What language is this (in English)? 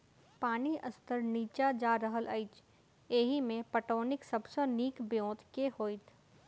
Maithili